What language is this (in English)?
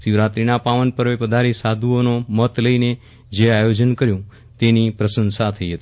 Gujarati